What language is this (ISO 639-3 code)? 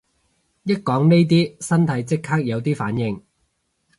yue